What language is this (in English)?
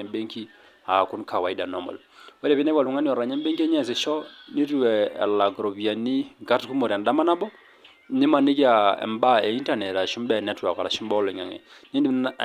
Masai